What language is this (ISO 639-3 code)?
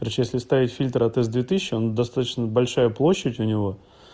rus